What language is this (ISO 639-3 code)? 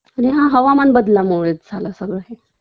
mar